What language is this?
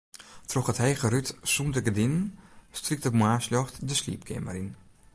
Western Frisian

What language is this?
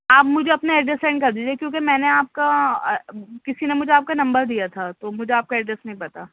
Urdu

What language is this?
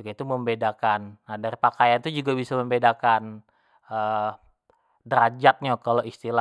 Jambi Malay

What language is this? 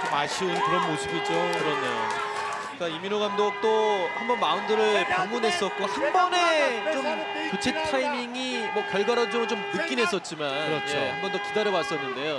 Korean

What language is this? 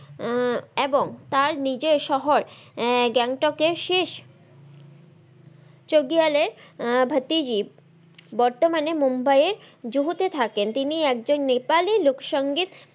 Bangla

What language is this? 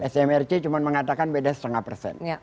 Indonesian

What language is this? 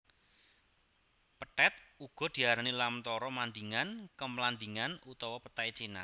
Javanese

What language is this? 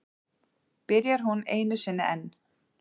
Icelandic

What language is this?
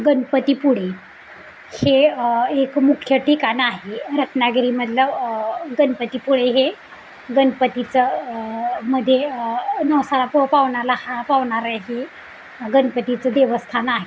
Marathi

